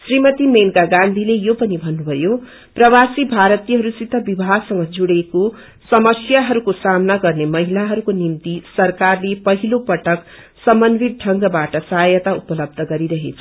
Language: Nepali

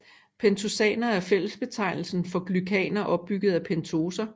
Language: Danish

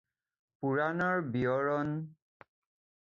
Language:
Assamese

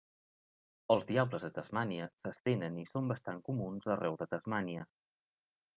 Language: Catalan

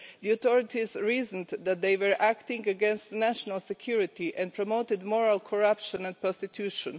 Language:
English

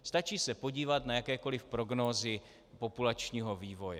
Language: Czech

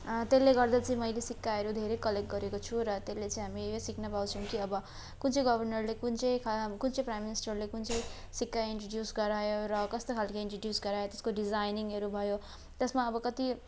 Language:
Nepali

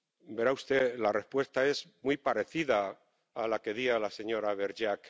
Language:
Spanish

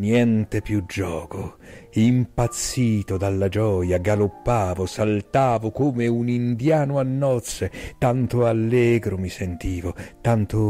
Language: Italian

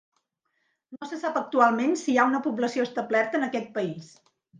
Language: Catalan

